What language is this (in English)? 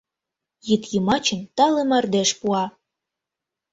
Mari